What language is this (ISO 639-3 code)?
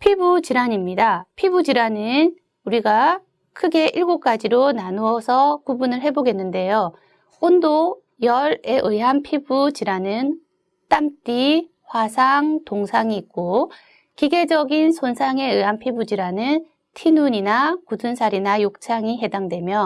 kor